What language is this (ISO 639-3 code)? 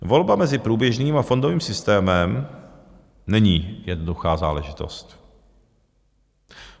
ces